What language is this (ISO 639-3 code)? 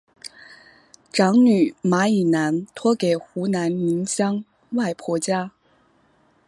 zho